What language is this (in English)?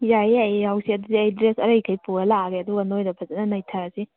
Manipuri